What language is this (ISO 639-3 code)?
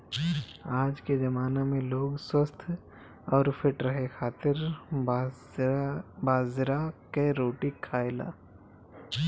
bho